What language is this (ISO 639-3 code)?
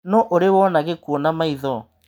kik